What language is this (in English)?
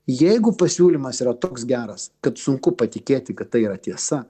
Lithuanian